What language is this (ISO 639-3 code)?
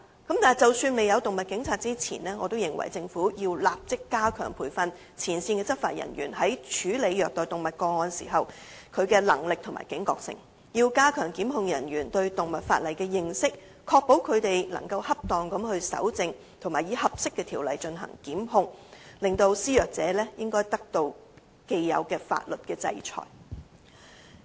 yue